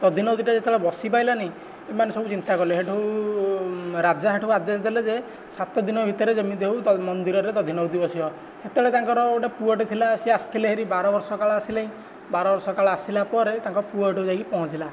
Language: Odia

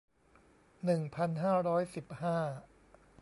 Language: Thai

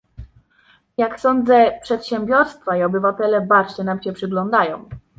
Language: Polish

